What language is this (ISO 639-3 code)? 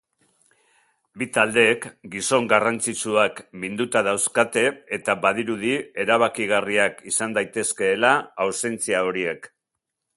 eus